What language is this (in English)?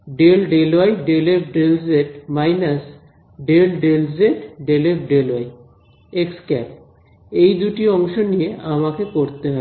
Bangla